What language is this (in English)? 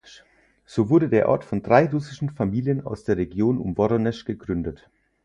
German